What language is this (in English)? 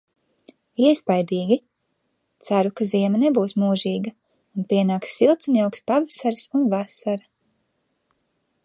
Latvian